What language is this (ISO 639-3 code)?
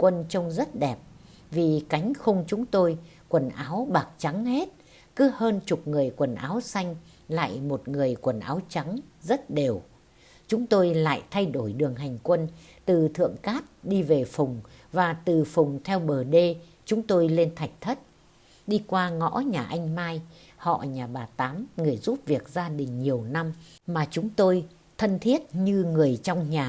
vie